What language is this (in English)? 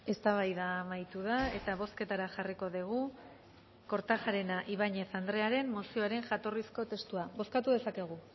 Basque